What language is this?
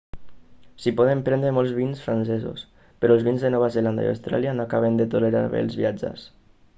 Catalan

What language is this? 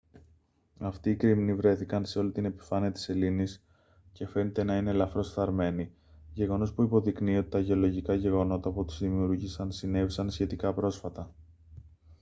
Greek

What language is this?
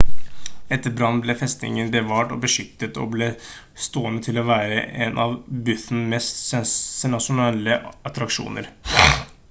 Norwegian Bokmål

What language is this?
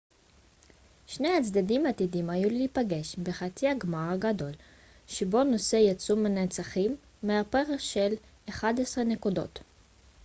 Hebrew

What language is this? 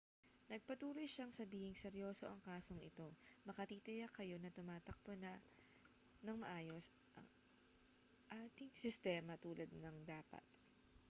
Filipino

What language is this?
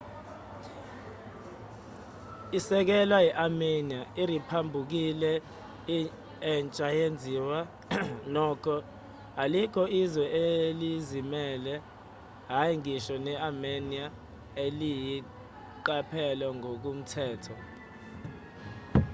Zulu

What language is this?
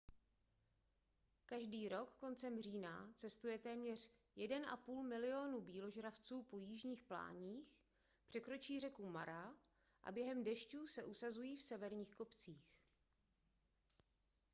Czech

